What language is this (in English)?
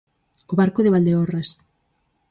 Galician